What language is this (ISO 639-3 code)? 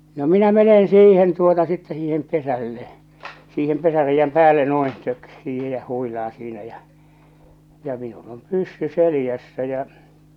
fin